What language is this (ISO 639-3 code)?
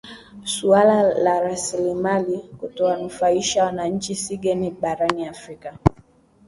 swa